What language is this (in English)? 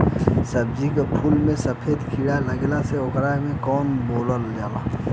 Bhojpuri